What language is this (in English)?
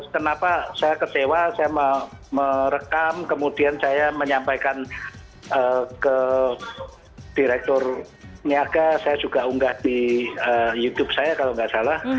Indonesian